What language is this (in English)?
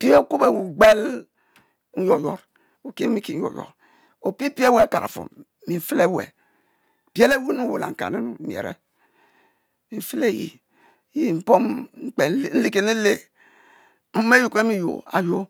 Mbe